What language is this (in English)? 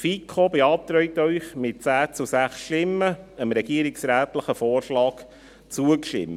Swiss German